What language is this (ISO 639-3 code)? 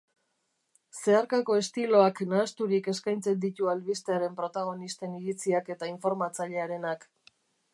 eus